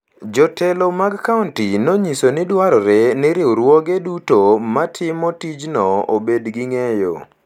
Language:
Luo (Kenya and Tanzania)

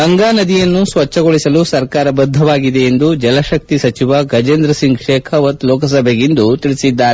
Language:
Kannada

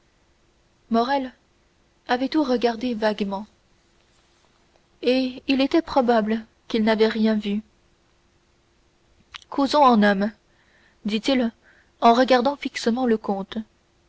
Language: French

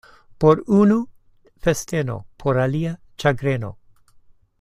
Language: Esperanto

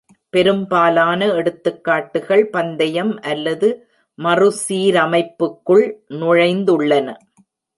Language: Tamil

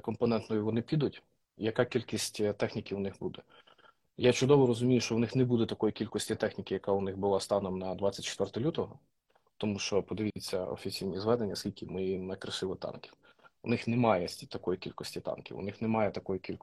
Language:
Ukrainian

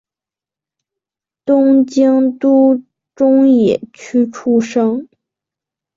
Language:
Chinese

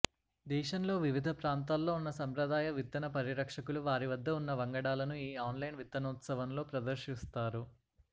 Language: Telugu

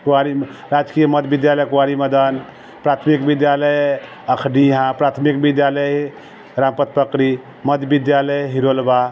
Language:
Maithili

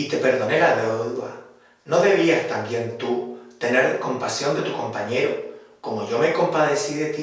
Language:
Spanish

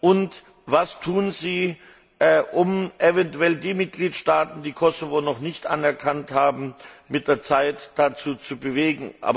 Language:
German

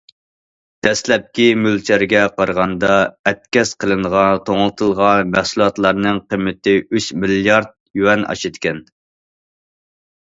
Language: Uyghur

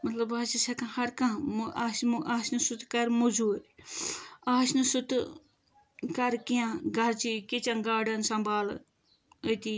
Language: Kashmiri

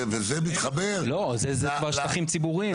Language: Hebrew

